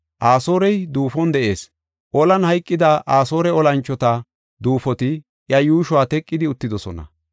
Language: Gofa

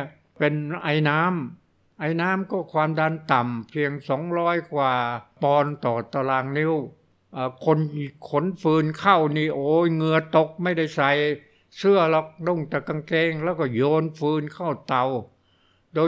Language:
Thai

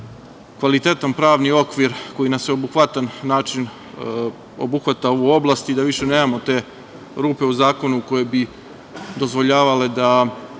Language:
Serbian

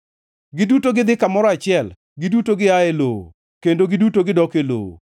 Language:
Luo (Kenya and Tanzania)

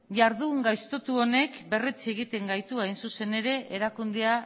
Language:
Basque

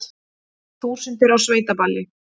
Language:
Icelandic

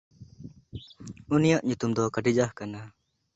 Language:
Santali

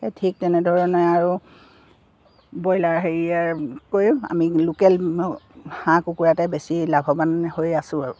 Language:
Assamese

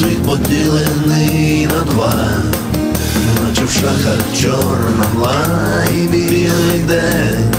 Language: Ukrainian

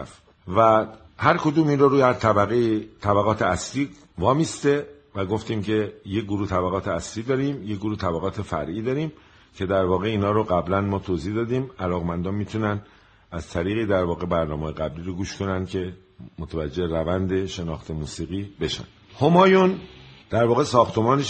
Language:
Persian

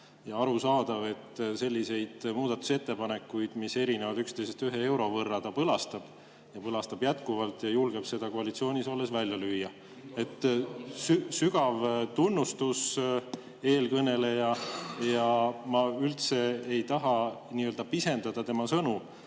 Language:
Estonian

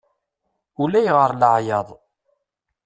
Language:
Kabyle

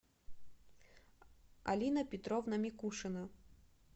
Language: Russian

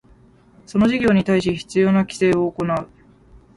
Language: Japanese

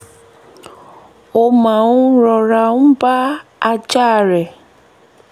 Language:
Yoruba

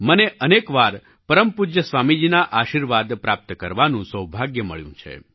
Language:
Gujarati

